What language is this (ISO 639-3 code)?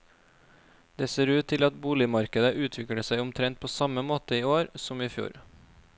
nor